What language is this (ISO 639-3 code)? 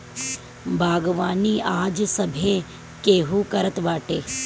bho